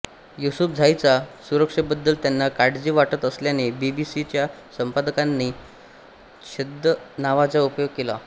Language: Marathi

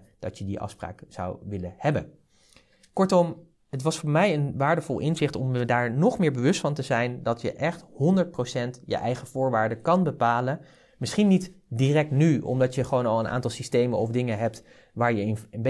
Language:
Dutch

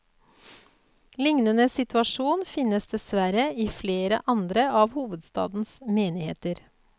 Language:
Norwegian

